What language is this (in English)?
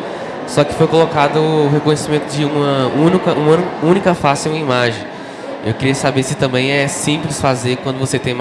Portuguese